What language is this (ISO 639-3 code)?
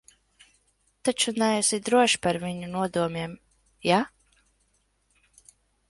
lav